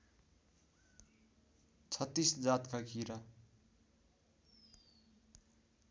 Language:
Nepali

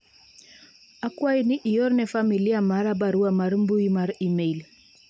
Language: Luo (Kenya and Tanzania)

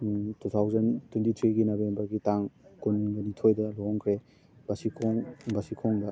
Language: Manipuri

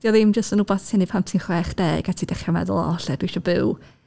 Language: Welsh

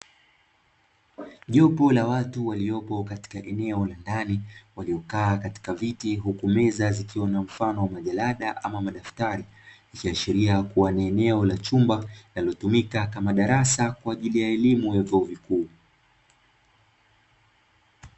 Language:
Swahili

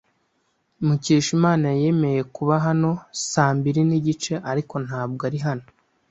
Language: Kinyarwanda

